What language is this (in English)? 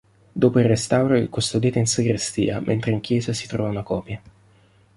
Italian